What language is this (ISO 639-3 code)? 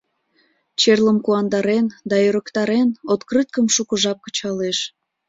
chm